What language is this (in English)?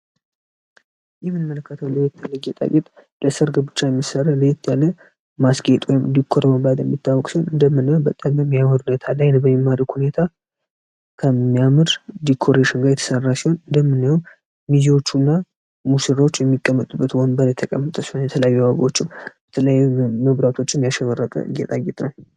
Amharic